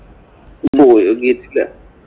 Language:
Malayalam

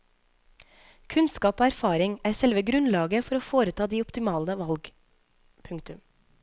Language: Norwegian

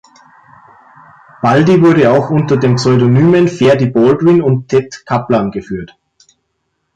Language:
German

